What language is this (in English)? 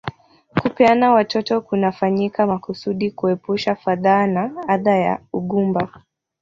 Swahili